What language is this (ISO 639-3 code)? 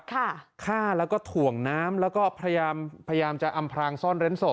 tha